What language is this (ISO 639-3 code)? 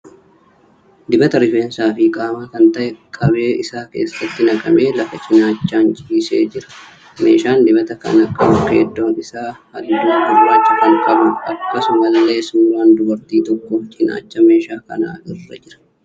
orm